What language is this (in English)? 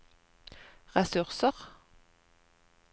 Norwegian